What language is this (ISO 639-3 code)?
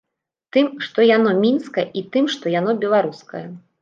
bel